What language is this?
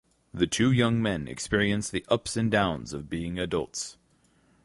English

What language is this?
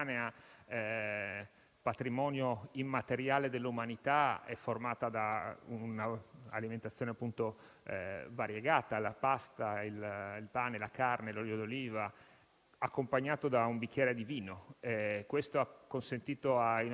Italian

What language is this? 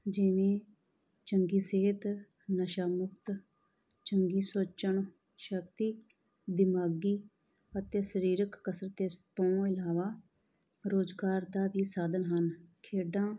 Punjabi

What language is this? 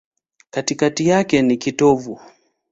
Swahili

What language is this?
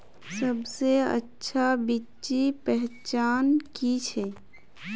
Magahi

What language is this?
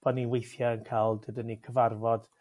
Welsh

